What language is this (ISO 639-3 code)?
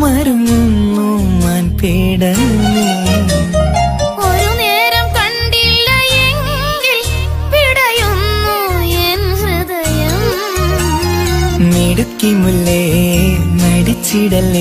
hin